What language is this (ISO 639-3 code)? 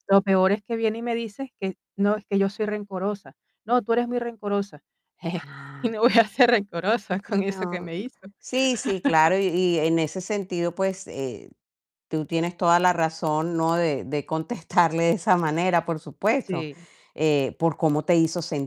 spa